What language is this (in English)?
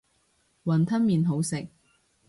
Cantonese